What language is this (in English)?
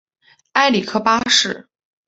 Chinese